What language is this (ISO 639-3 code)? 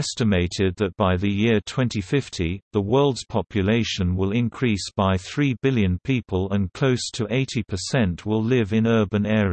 eng